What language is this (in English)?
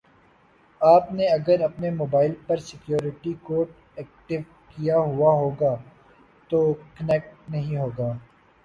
Urdu